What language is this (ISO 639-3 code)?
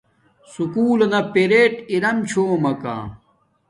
dmk